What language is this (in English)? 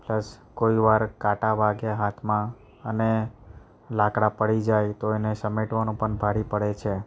Gujarati